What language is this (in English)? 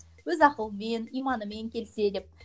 Kazakh